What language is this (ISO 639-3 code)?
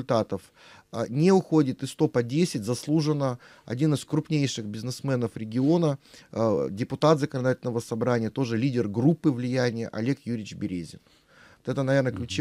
rus